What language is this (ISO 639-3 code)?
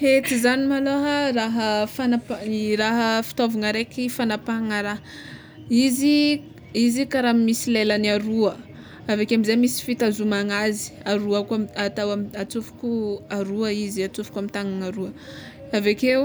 xmw